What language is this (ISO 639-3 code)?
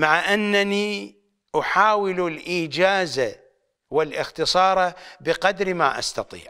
ara